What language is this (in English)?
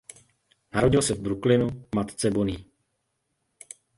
Czech